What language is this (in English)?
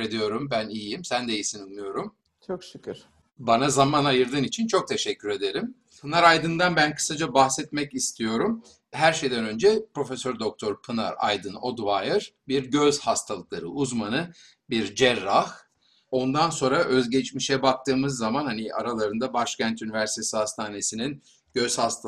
Turkish